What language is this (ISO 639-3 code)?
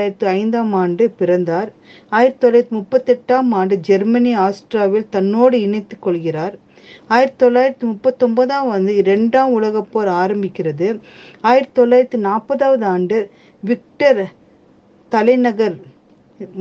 tam